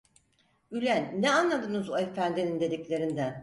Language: Turkish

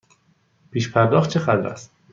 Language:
Persian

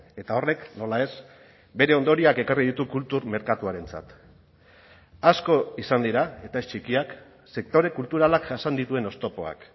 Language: Basque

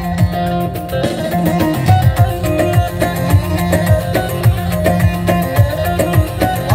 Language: Turkish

